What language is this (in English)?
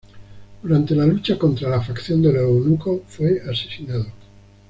Spanish